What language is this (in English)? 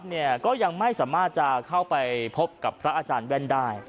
Thai